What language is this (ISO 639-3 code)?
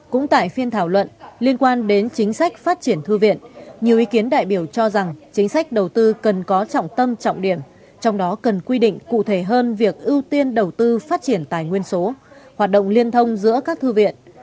vie